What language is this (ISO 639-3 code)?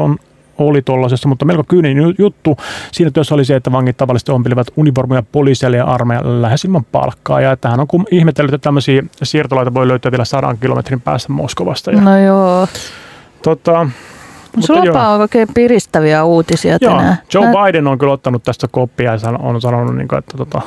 fin